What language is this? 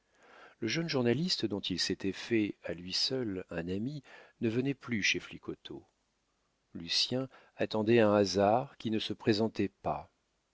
French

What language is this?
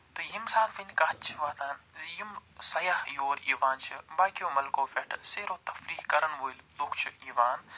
Kashmiri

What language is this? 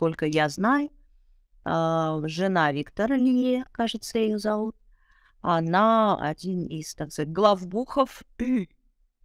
Russian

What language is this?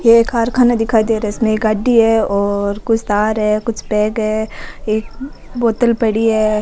Rajasthani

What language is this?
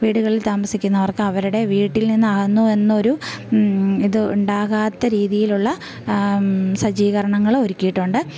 Malayalam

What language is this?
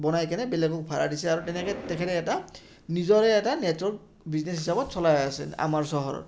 Assamese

